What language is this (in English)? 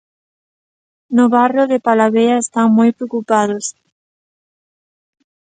Galician